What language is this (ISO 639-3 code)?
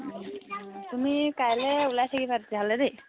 asm